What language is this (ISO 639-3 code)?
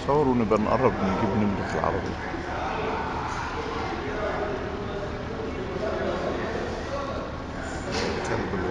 ara